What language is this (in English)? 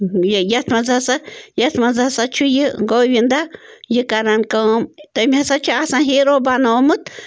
Kashmiri